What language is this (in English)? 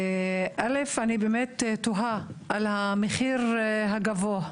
Hebrew